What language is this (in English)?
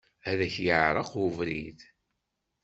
Kabyle